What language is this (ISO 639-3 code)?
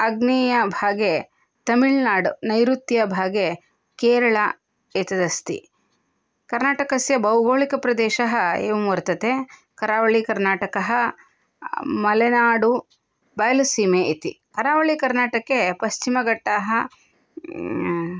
san